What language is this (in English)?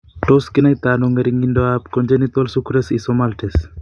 Kalenjin